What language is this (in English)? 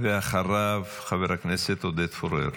Hebrew